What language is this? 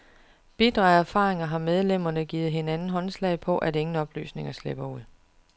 Danish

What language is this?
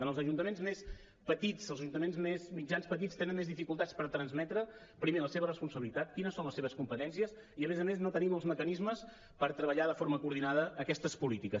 Catalan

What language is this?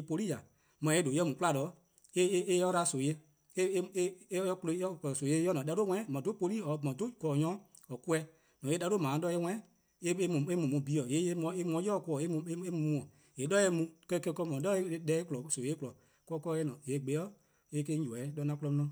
Eastern Krahn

